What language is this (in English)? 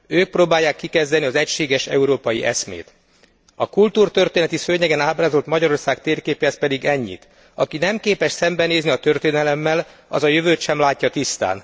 Hungarian